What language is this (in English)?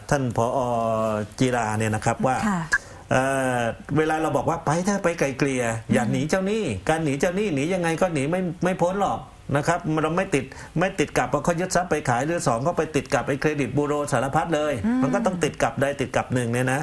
Thai